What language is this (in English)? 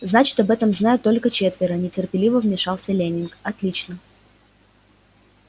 Russian